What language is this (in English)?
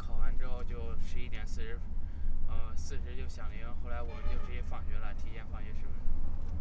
Chinese